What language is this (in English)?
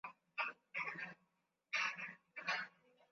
Swahili